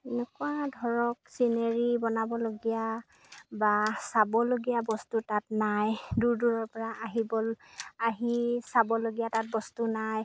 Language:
Assamese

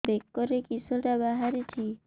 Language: Odia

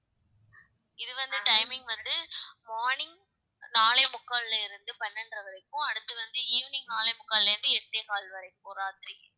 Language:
Tamil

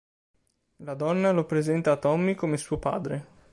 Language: Italian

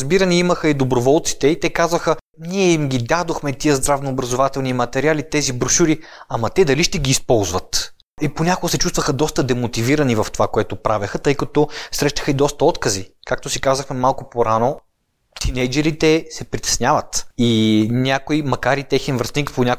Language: Bulgarian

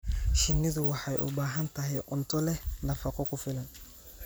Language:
Somali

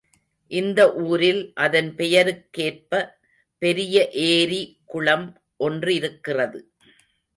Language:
Tamil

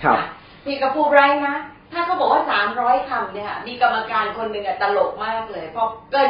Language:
Thai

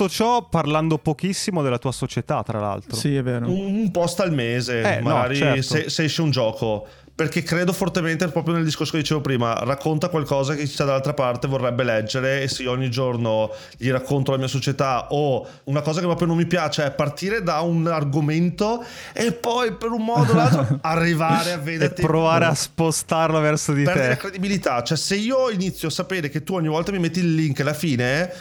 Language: Italian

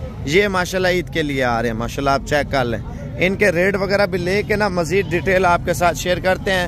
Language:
Hindi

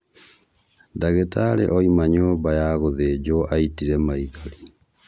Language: Kikuyu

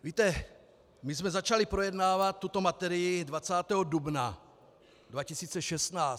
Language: Czech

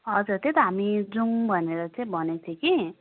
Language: Nepali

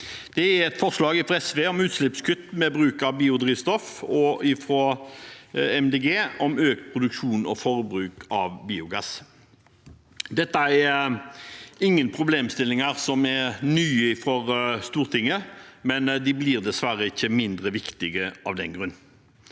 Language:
Norwegian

